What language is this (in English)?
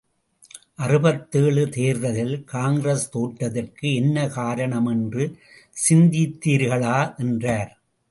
Tamil